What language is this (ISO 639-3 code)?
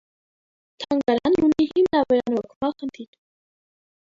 hye